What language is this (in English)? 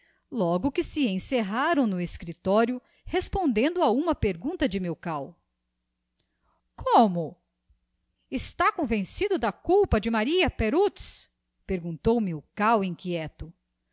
Portuguese